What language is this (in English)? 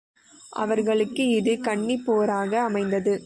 Tamil